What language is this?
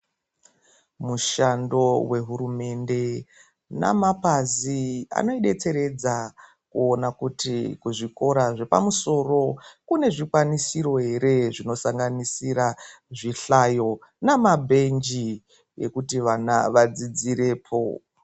Ndau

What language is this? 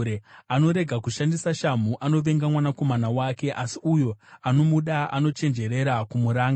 Shona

